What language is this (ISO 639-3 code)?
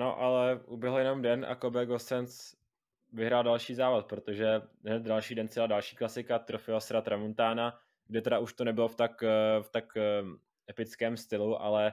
ces